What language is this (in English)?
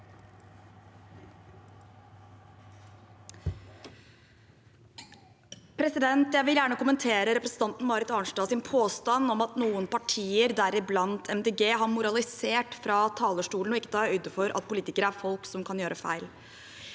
Norwegian